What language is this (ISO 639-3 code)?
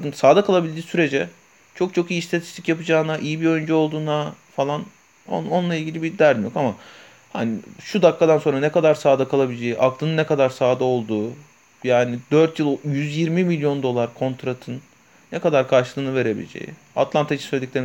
tur